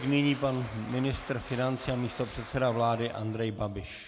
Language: Czech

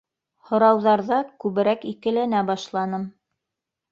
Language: Bashkir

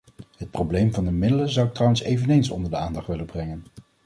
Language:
Dutch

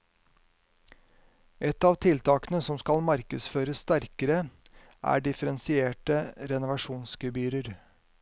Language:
Norwegian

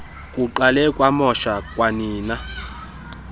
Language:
Xhosa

